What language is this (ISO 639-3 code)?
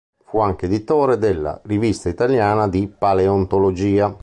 ita